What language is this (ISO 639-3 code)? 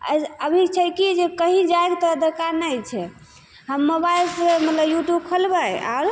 mai